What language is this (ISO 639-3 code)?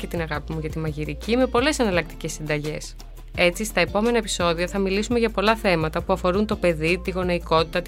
ell